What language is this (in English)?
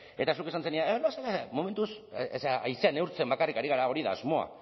Basque